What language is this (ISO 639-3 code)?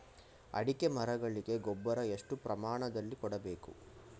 kan